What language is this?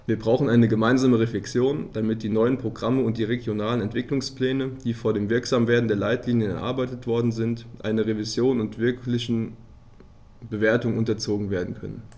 German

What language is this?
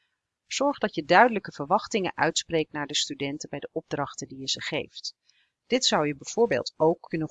Dutch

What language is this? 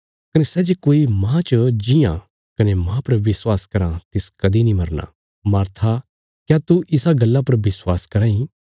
Bilaspuri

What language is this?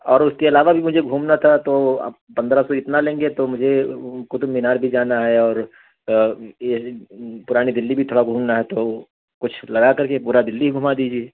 Urdu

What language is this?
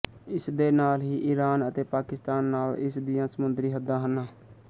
Punjabi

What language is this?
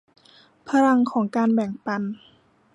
Thai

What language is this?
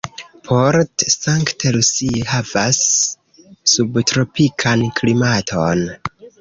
Esperanto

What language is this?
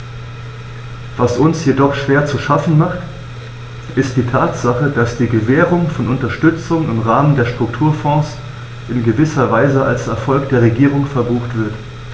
German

